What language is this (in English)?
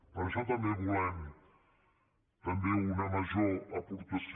Catalan